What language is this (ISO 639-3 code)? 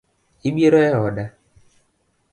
luo